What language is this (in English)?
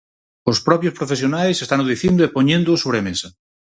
Galician